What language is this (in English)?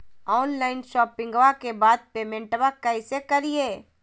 Magahi